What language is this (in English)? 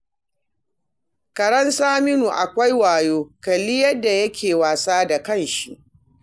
Hausa